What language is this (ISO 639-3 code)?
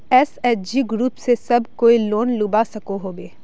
mag